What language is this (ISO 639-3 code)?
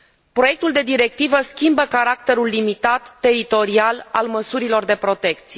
ron